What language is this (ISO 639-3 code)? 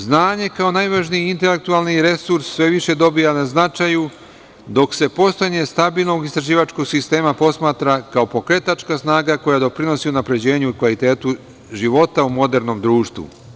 srp